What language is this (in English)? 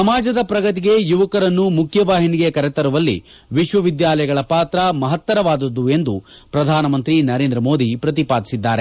Kannada